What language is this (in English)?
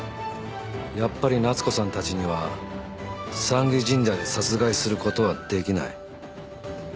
Japanese